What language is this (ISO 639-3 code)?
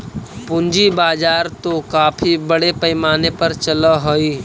mag